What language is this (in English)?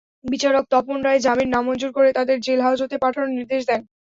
Bangla